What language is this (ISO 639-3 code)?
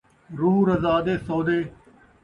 skr